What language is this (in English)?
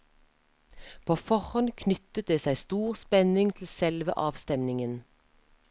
Norwegian